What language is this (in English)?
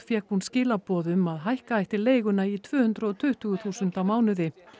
Icelandic